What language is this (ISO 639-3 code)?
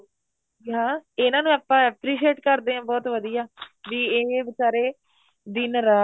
pan